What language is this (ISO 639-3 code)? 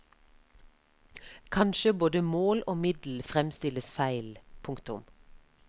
nor